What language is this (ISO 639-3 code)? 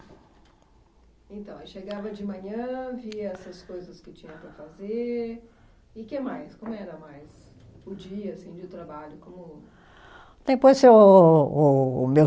por